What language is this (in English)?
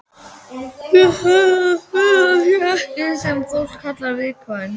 Icelandic